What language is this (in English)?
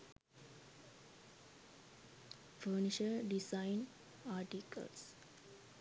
Sinhala